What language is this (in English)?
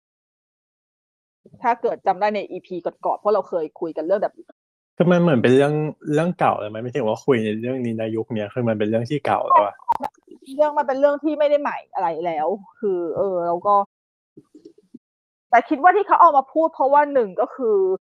Thai